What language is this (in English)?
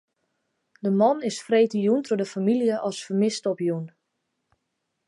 Western Frisian